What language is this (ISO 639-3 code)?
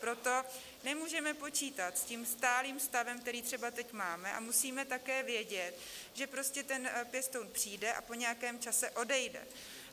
ces